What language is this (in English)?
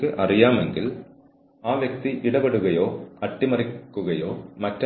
Malayalam